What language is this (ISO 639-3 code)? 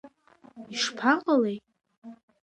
abk